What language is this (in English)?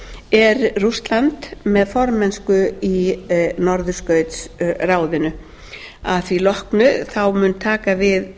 Icelandic